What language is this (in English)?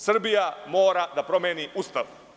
Serbian